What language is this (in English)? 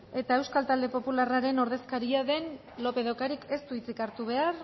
Basque